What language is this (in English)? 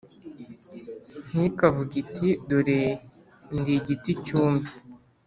Kinyarwanda